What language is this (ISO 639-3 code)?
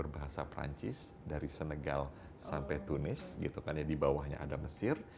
ind